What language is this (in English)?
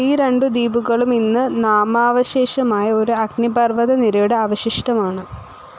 Malayalam